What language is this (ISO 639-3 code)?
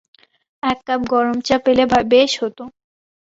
ben